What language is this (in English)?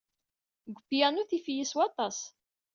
Kabyle